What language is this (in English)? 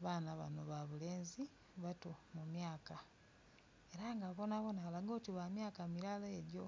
Soga